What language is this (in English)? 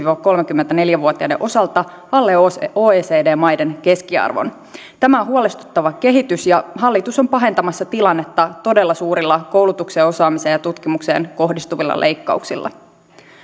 Finnish